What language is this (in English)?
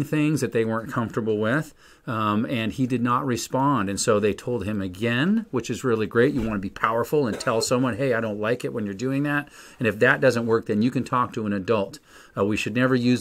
English